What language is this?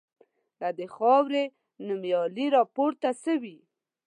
Pashto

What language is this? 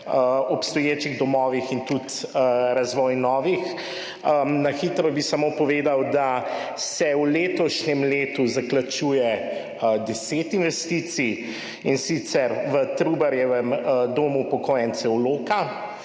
Slovenian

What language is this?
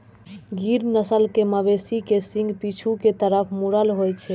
Maithili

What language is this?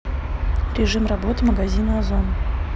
Russian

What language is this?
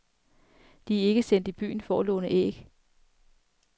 Danish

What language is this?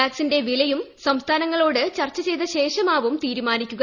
Malayalam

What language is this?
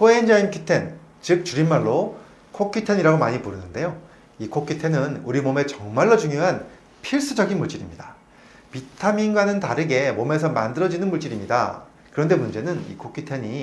Korean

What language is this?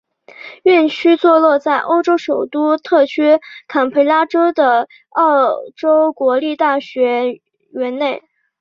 Chinese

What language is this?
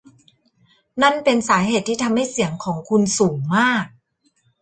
Thai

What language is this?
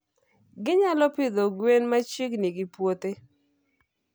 Luo (Kenya and Tanzania)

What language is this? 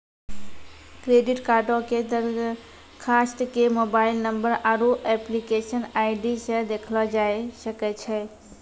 Maithili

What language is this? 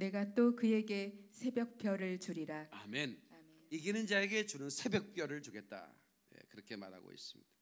Korean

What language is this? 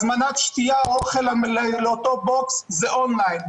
Hebrew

